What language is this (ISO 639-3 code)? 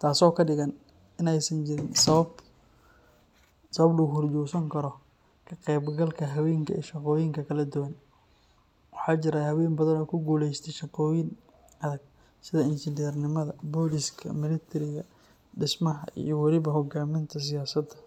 som